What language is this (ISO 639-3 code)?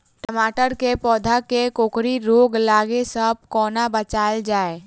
mai